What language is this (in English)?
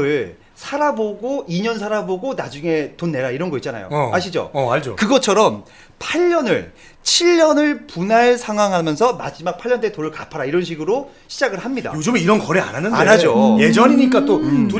Korean